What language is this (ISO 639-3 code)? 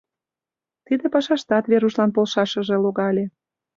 chm